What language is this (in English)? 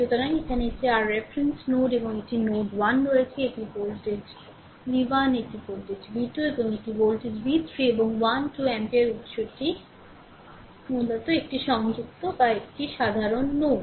Bangla